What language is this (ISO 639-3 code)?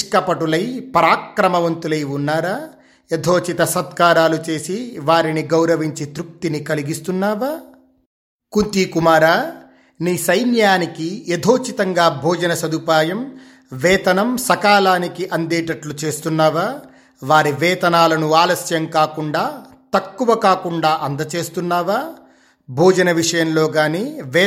tel